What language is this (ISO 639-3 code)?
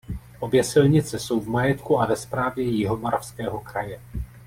ces